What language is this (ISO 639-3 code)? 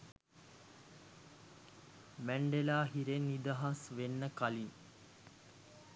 sin